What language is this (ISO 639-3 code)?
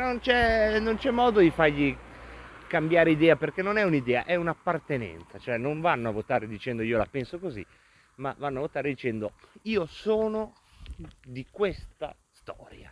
ita